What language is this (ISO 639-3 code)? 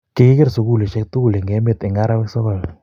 kln